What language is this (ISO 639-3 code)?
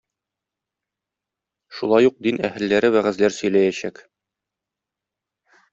tat